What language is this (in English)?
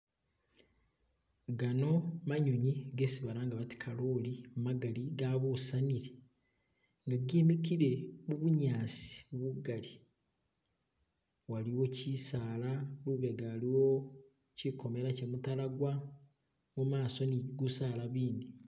Masaaba